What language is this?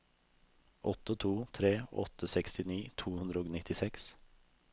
Norwegian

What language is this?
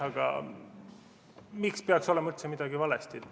Estonian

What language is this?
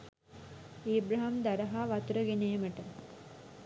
Sinhala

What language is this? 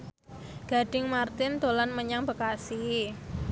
Javanese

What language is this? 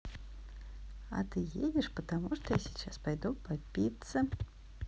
Russian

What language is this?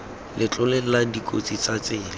Tswana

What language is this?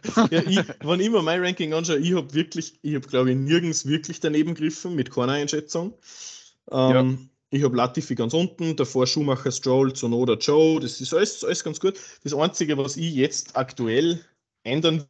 German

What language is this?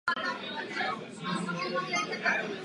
Czech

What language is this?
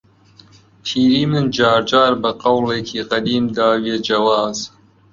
Central Kurdish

